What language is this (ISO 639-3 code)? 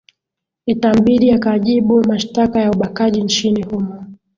swa